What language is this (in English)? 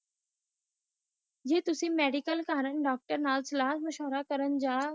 Punjabi